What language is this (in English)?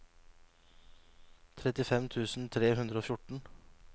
Norwegian